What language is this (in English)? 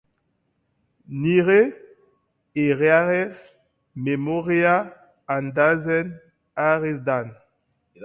Basque